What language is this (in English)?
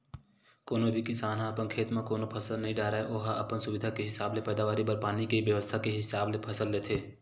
Chhattisgarhi